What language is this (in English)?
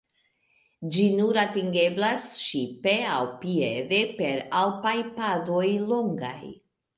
Esperanto